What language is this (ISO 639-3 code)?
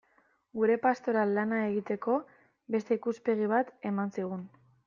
eus